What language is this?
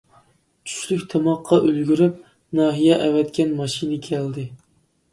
Uyghur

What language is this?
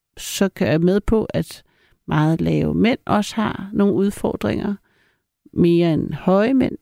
Danish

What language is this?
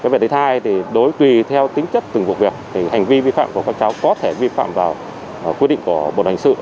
Vietnamese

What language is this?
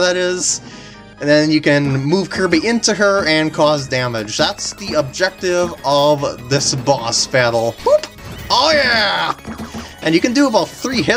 English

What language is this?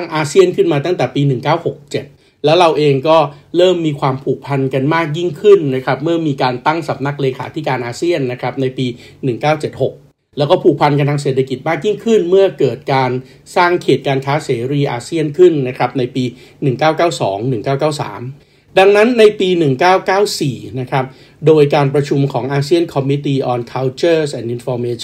Thai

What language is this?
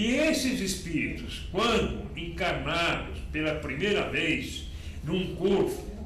Portuguese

